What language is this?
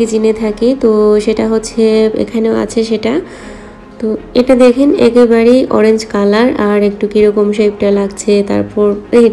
Hindi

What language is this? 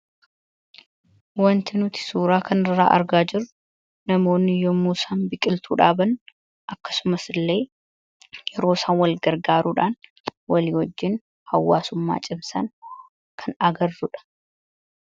Oromo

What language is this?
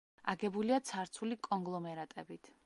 Georgian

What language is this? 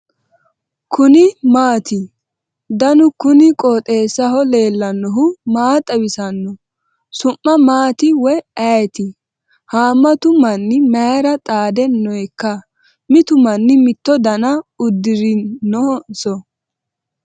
Sidamo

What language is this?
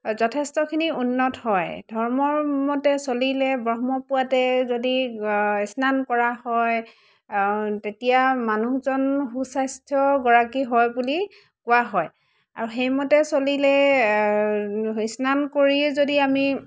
Assamese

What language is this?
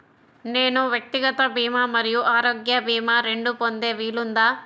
Telugu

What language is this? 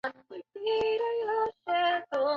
Chinese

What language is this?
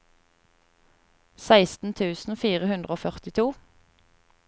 Norwegian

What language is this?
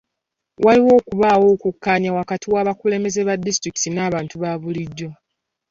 Ganda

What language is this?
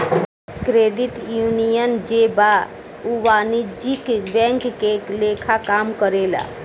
Bhojpuri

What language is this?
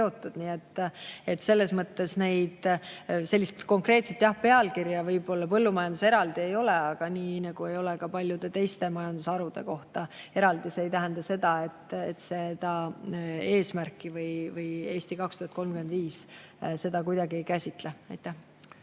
Estonian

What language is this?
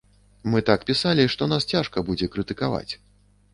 Belarusian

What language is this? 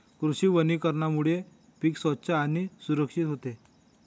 Marathi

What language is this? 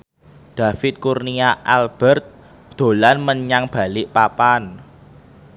Javanese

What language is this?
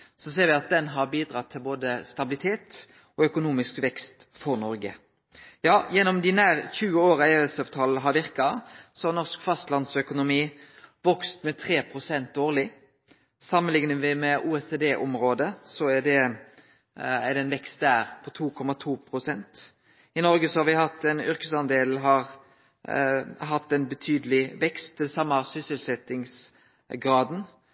Norwegian Nynorsk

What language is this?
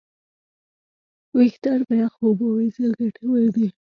Pashto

